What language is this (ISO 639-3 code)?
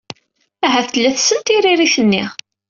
kab